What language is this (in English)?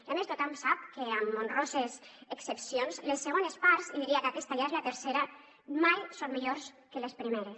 Catalan